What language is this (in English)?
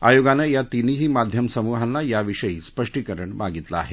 Marathi